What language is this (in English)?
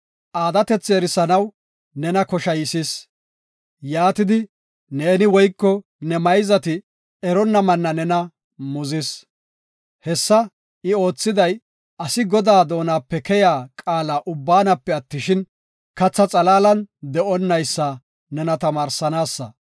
Gofa